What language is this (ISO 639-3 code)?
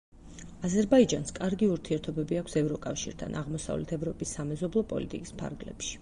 kat